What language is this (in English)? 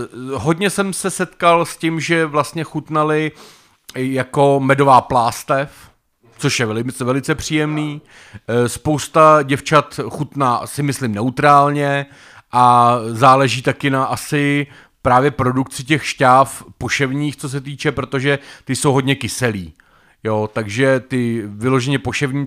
Czech